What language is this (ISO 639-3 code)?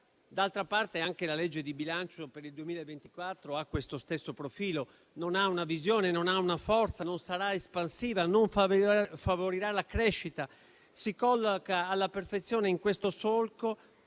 ita